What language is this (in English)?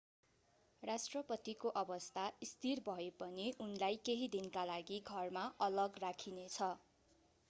Nepali